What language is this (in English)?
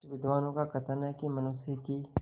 Hindi